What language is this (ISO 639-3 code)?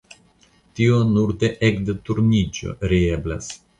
epo